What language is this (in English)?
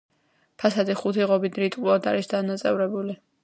Georgian